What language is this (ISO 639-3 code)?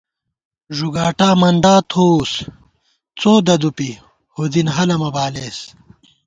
gwt